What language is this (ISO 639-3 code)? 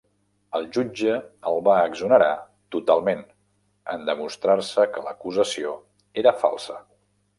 cat